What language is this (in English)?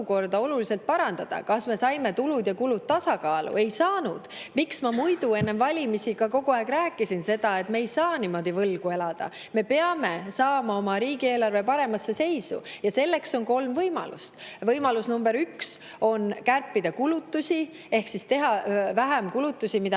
Estonian